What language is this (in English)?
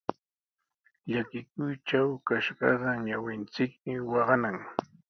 Sihuas Ancash Quechua